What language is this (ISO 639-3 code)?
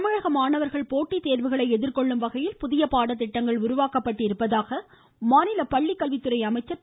tam